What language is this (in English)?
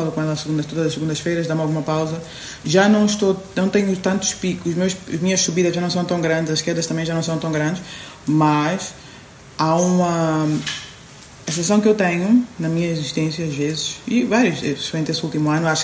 Portuguese